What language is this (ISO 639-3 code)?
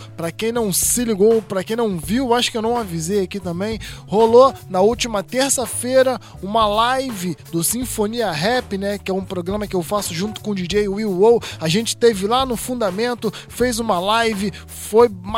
por